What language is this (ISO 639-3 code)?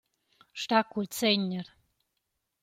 roh